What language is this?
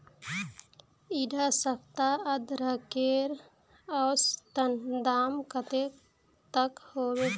Magahi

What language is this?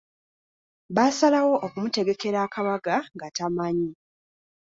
Ganda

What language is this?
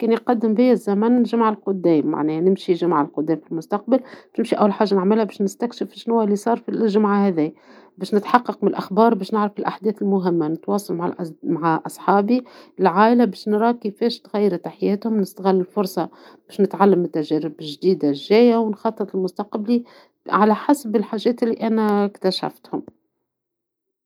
Tunisian Arabic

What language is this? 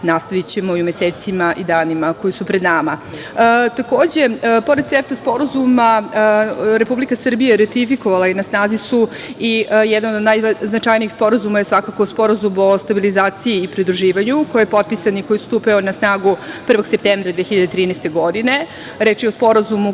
Serbian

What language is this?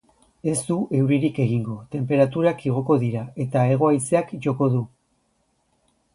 Basque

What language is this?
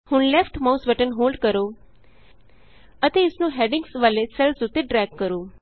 Punjabi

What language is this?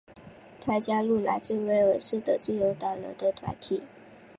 Chinese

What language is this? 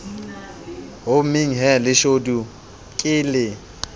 Southern Sotho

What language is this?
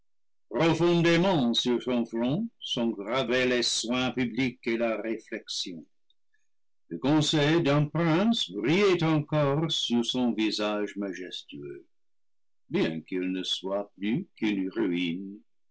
French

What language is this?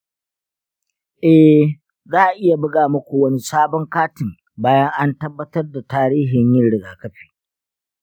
Hausa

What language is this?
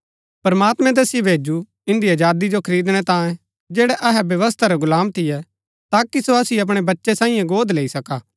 Gaddi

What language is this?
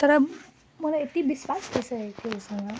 Nepali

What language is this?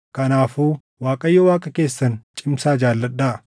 Oromo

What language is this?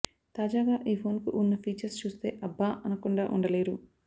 Telugu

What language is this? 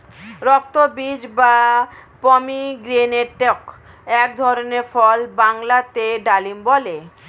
Bangla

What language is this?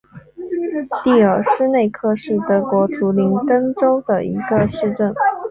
Chinese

